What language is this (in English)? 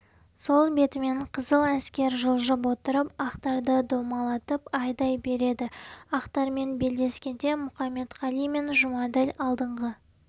Kazakh